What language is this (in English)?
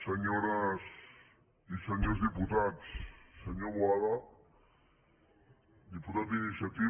Catalan